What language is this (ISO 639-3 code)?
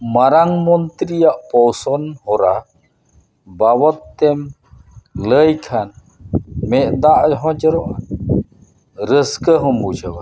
sat